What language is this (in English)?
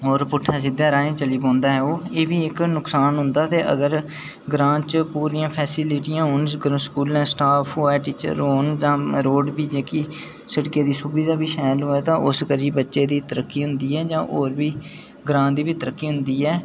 Dogri